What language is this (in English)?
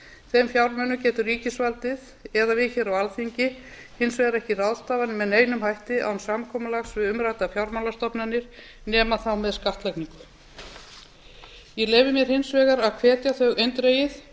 Icelandic